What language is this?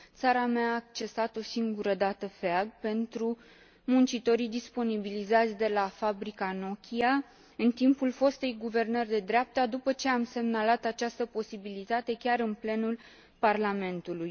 Romanian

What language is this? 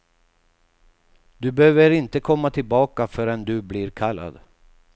Swedish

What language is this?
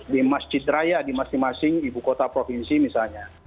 Indonesian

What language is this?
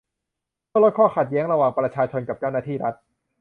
Thai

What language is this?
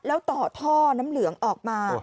Thai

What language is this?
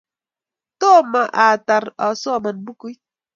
Kalenjin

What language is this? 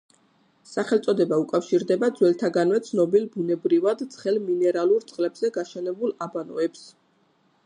Georgian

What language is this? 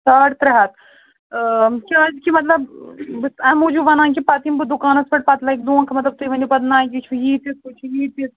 Kashmiri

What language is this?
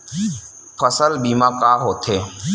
Chhattisgarhi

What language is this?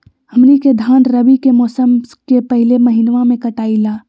Magahi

